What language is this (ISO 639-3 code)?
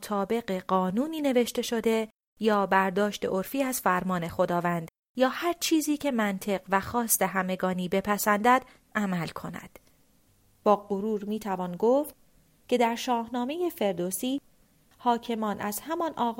fas